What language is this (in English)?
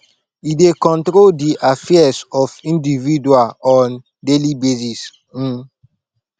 Nigerian Pidgin